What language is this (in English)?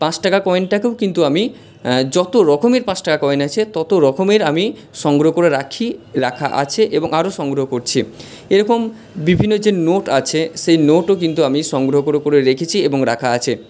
Bangla